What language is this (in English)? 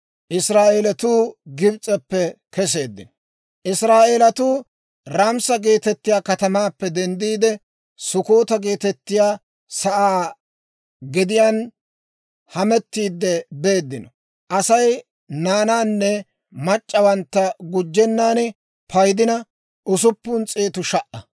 Dawro